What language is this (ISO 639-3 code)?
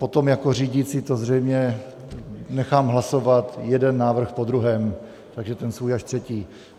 ces